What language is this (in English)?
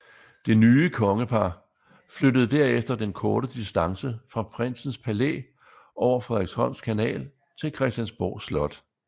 Danish